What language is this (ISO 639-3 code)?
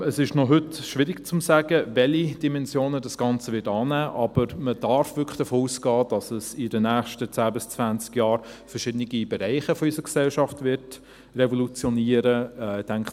gsw